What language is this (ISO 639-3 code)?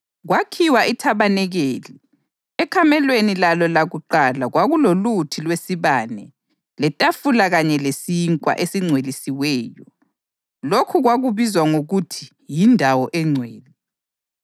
nde